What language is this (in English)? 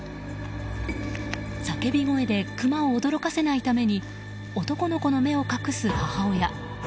Japanese